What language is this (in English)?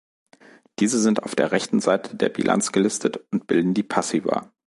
German